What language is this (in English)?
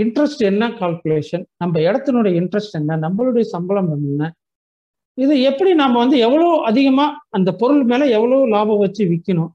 Tamil